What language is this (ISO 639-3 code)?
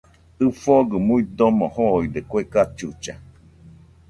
hux